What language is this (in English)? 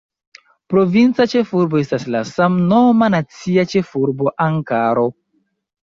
Esperanto